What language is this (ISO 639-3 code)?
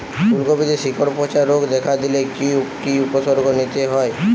ben